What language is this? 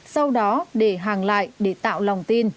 Vietnamese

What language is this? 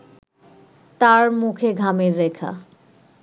Bangla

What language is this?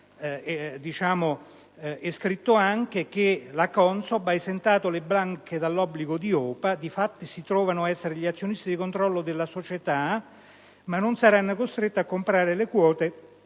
Italian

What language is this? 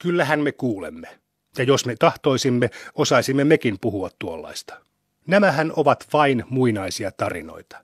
Finnish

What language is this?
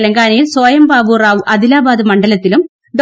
Malayalam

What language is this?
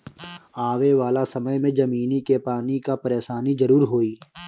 Bhojpuri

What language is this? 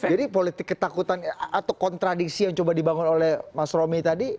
Indonesian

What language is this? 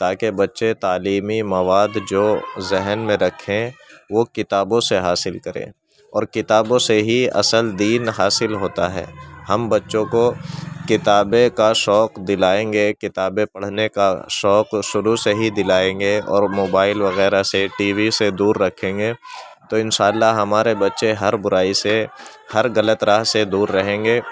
Urdu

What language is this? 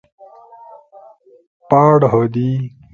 Torwali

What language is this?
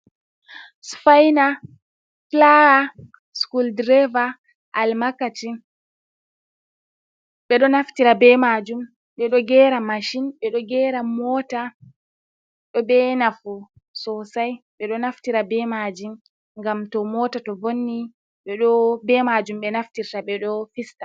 Fula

